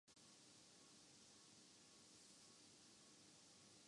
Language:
Urdu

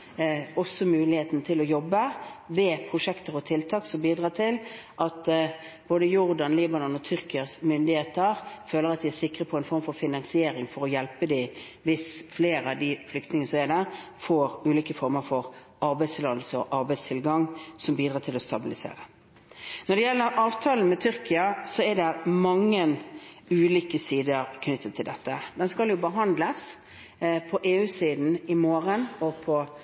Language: Norwegian Bokmål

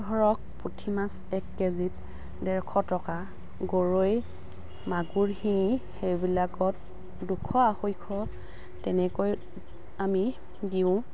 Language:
Assamese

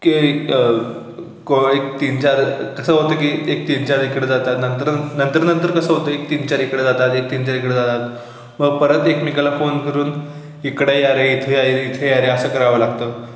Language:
Marathi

